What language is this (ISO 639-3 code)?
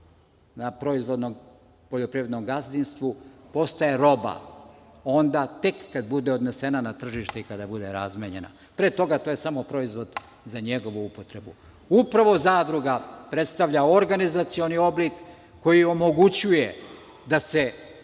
srp